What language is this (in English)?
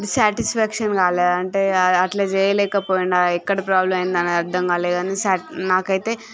Telugu